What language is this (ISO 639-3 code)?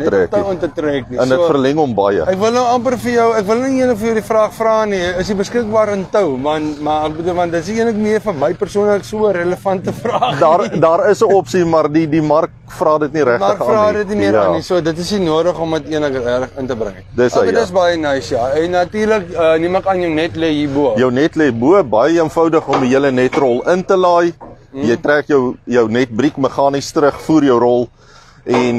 nld